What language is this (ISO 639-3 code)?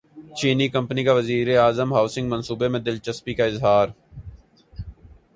urd